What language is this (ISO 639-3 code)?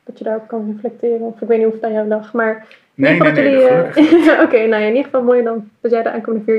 nld